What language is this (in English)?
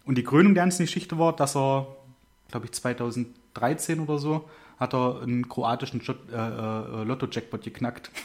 German